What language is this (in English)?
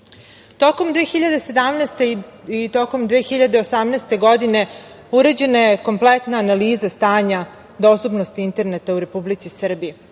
Serbian